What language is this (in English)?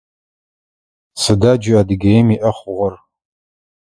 Adyghe